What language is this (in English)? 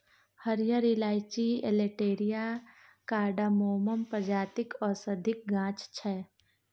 Maithili